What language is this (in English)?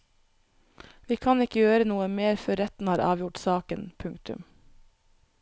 Norwegian